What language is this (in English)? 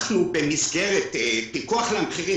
Hebrew